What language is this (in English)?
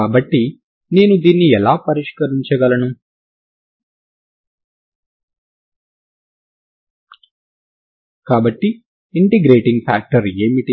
Telugu